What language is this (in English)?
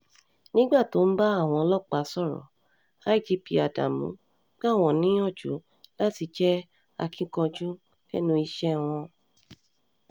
Yoruba